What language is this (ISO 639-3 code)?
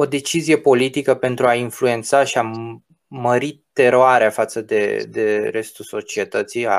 ron